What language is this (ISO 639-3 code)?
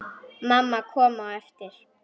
isl